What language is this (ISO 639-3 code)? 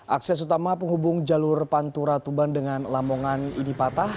ind